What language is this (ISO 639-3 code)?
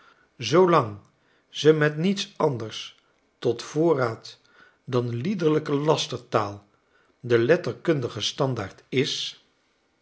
nld